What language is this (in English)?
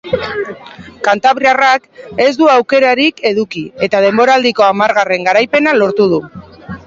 Basque